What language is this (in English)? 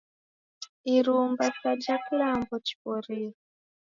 Taita